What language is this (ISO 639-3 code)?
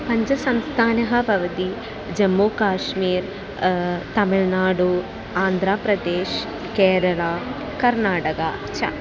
san